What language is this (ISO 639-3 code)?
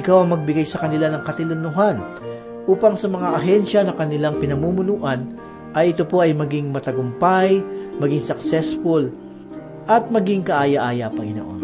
fil